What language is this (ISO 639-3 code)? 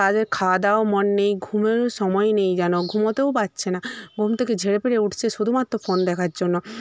ben